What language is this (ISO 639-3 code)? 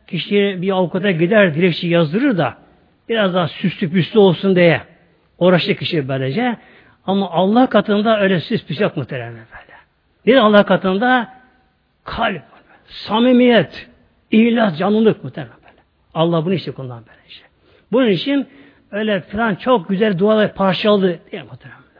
tur